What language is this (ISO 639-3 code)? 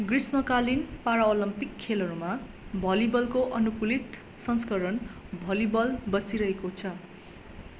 nep